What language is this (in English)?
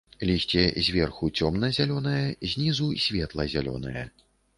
Belarusian